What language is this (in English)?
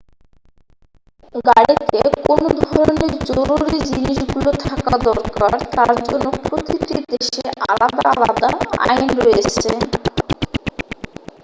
Bangla